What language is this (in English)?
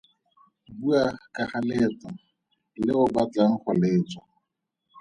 Tswana